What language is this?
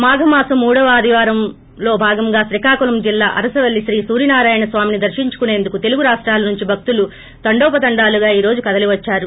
Telugu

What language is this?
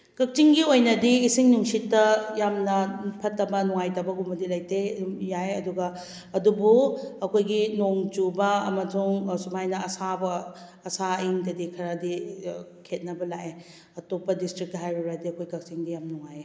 Manipuri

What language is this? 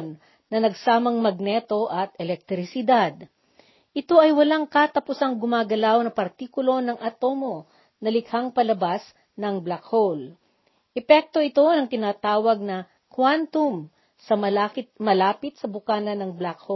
Filipino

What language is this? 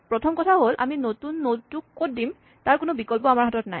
Assamese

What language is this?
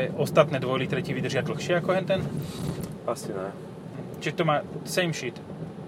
Slovak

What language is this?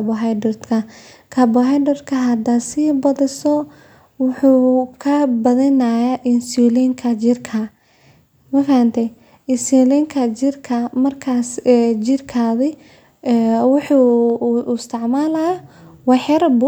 Somali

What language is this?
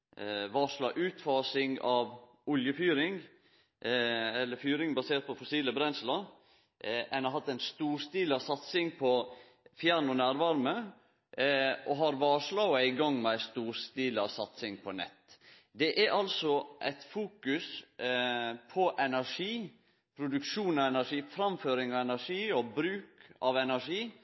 Norwegian Nynorsk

